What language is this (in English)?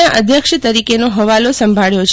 Gujarati